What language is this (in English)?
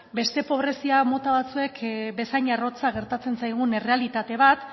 Basque